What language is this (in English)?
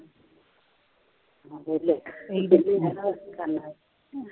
Punjabi